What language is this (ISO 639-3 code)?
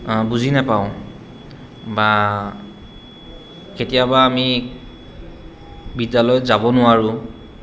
asm